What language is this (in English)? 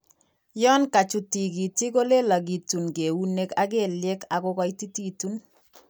Kalenjin